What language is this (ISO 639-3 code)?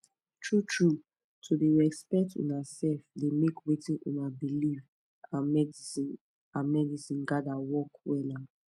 pcm